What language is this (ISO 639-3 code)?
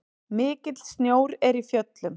isl